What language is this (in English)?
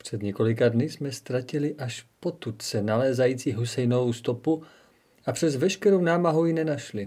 Czech